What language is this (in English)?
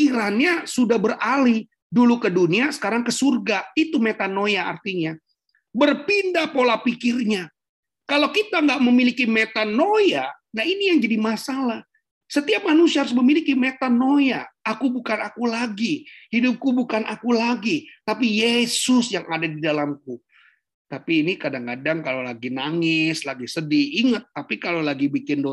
Indonesian